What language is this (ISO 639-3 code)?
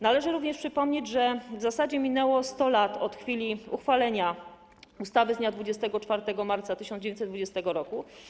pol